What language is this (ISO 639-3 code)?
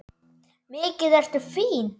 isl